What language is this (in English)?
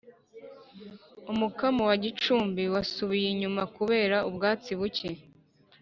Kinyarwanda